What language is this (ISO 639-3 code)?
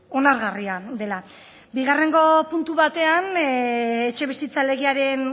eus